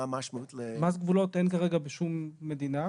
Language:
Hebrew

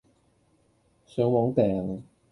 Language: Cantonese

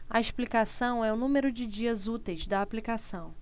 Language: Portuguese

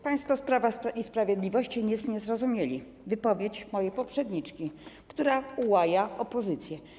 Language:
Polish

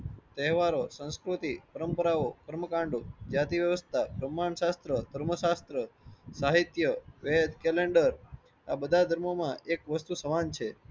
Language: Gujarati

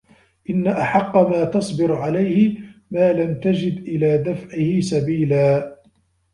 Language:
Arabic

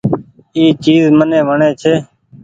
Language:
Goaria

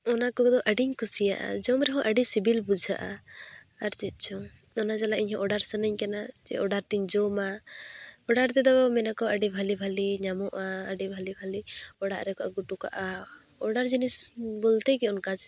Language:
Santali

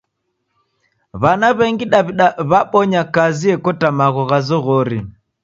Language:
Taita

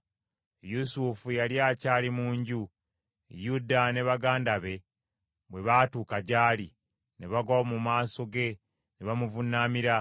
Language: Ganda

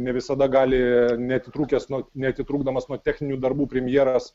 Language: Lithuanian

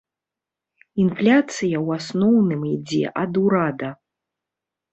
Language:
Belarusian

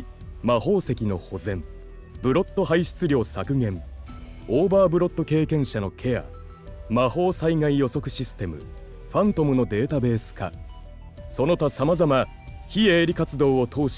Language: Japanese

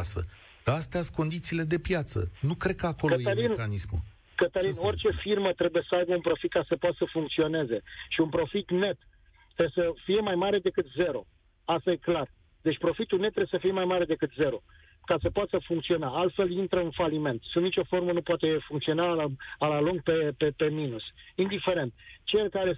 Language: Romanian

